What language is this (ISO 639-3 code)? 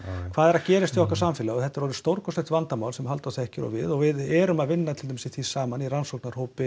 isl